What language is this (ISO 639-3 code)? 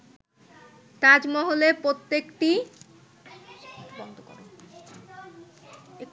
ben